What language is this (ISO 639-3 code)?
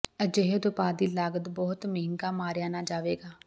pan